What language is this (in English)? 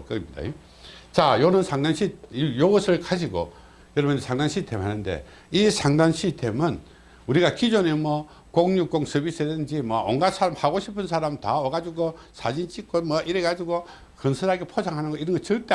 Korean